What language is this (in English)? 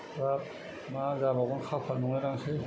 Bodo